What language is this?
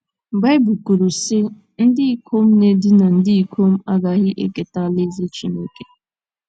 Igbo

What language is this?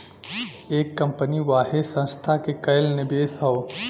Bhojpuri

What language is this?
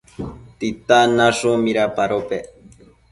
Matsés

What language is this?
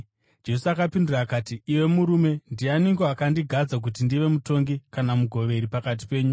Shona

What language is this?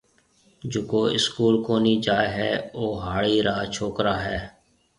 Marwari (Pakistan)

